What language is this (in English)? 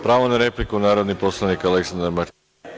Serbian